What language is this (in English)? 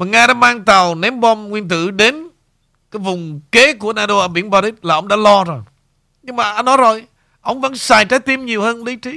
Vietnamese